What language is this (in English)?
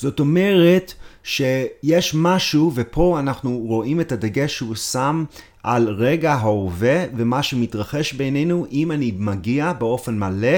Hebrew